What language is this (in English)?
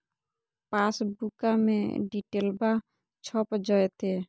Magahi